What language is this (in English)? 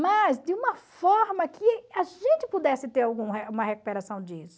Portuguese